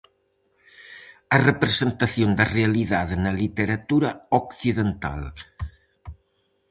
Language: Galician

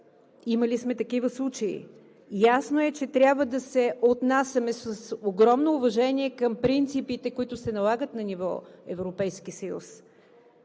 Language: Bulgarian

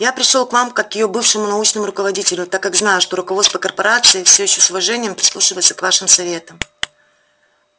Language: Russian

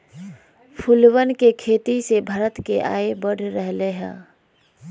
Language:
Magahi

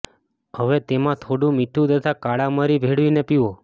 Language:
Gujarati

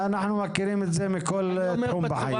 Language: Hebrew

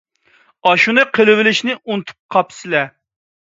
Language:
Uyghur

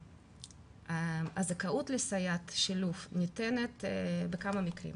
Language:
Hebrew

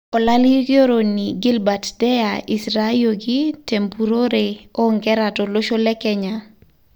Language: Masai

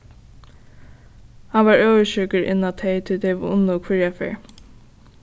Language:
Faroese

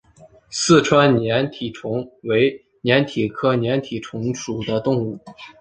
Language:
Chinese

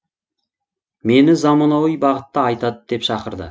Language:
Kazakh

